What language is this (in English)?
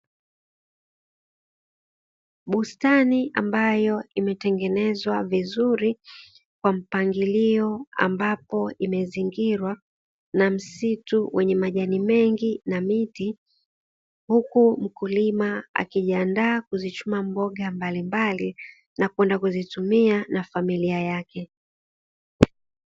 Swahili